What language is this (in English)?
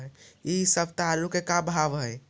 Magahi